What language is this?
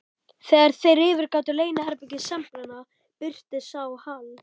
Icelandic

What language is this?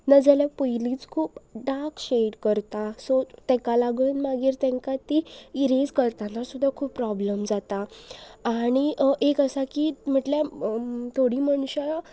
Konkani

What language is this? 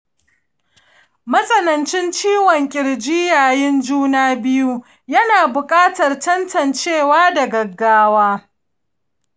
Hausa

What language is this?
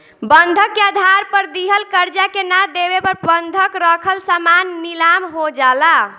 Bhojpuri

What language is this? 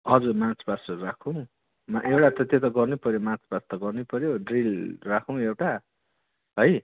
Nepali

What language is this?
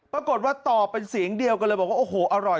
Thai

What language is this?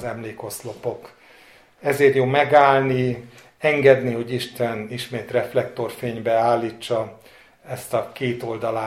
Hungarian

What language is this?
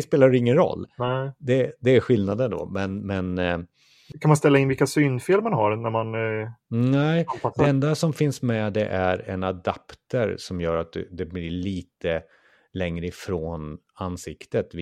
Swedish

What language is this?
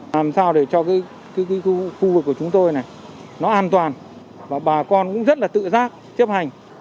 Vietnamese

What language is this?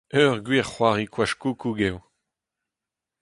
Breton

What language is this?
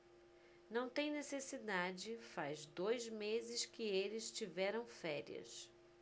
Portuguese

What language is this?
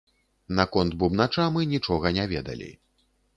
Belarusian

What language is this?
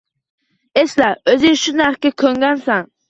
Uzbek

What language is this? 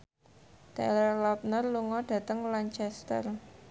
Javanese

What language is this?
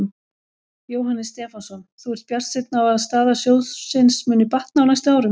Icelandic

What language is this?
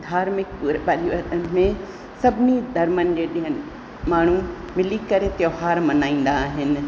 Sindhi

